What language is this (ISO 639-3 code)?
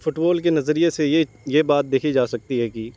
urd